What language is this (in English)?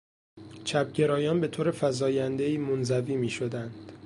Persian